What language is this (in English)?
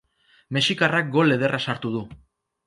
Basque